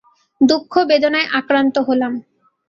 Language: Bangla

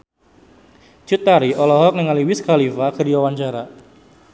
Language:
Sundanese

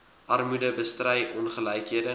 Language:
Afrikaans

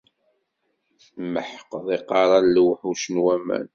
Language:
Kabyle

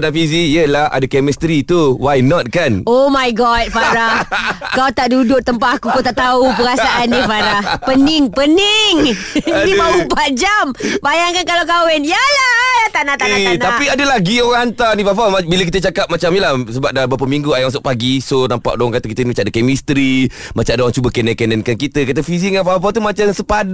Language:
Malay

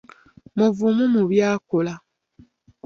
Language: Ganda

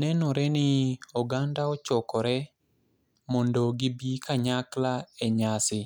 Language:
Luo (Kenya and Tanzania)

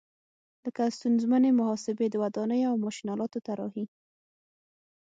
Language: Pashto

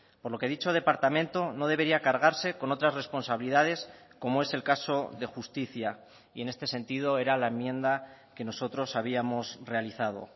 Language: Spanish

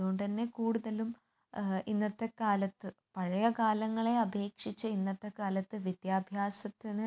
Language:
Malayalam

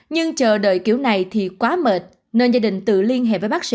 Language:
Vietnamese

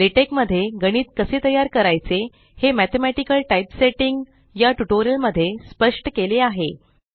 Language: Marathi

